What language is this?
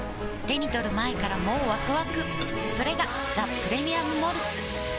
Japanese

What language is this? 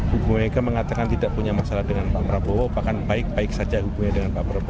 Indonesian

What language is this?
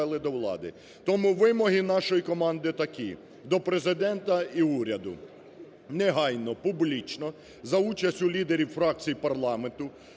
Ukrainian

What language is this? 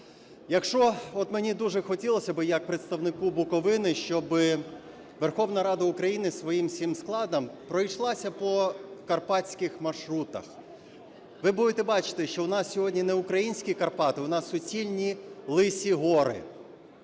Ukrainian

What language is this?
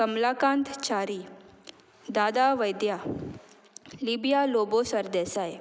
Konkani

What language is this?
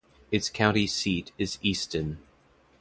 English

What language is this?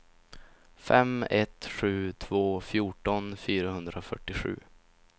Swedish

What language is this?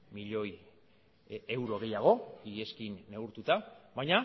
Basque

